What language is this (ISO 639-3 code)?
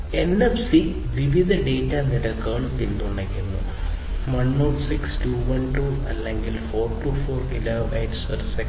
mal